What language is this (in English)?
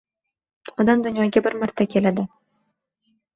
Uzbek